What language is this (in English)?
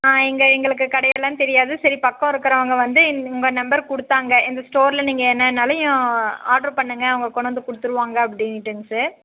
Tamil